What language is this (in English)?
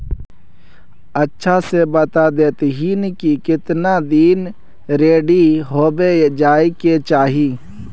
Magahi